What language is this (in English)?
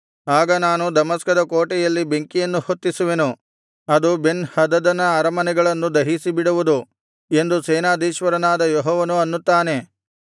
Kannada